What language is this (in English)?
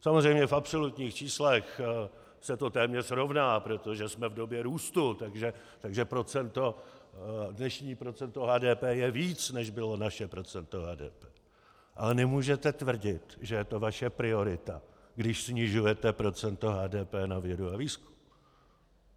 Czech